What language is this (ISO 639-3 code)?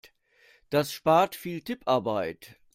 deu